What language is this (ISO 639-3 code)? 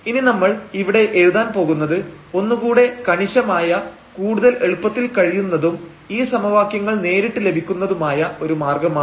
mal